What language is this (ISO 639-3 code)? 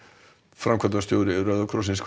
isl